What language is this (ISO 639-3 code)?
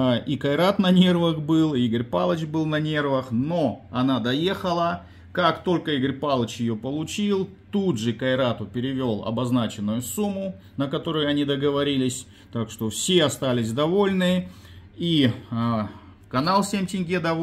rus